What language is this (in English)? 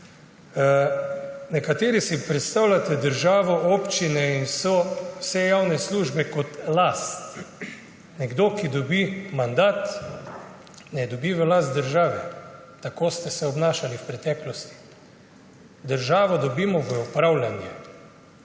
Slovenian